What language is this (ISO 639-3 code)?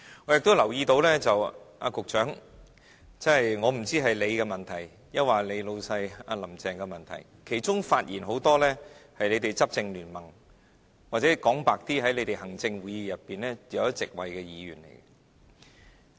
yue